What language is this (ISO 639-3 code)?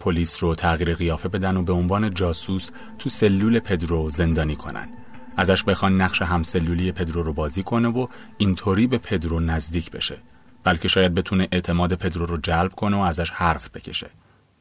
fas